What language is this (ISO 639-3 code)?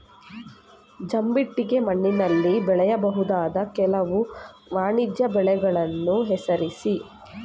kan